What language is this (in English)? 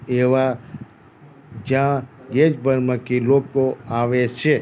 Gujarati